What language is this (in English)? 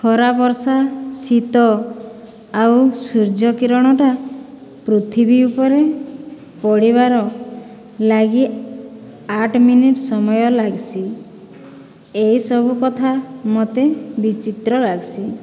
Odia